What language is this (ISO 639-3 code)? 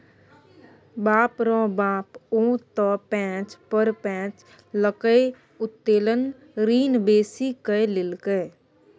mai